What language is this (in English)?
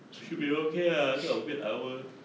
English